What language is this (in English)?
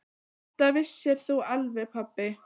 Icelandic